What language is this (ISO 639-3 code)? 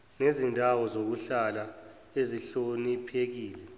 zul